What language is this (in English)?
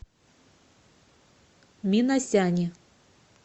Russian